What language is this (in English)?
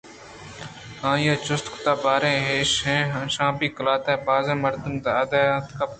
Eastern Balochi